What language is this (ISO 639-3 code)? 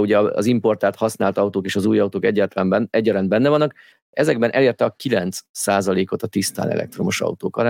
hun